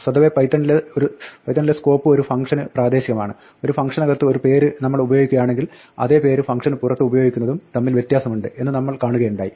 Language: Malayalam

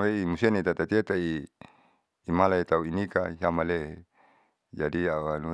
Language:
Saleman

